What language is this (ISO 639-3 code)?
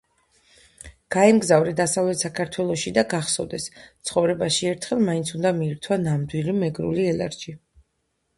kat